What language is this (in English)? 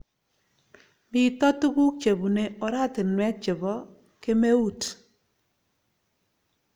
Kalenjin